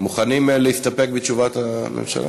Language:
Hebrew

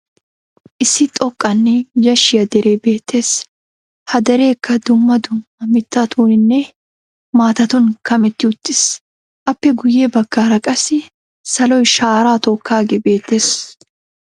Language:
Wolaytta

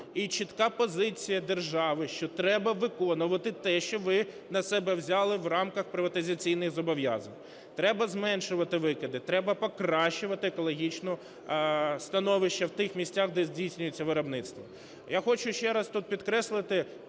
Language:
Ukrainian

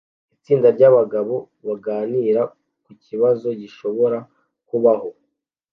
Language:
Kinyarwanda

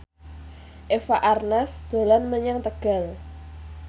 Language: Javanese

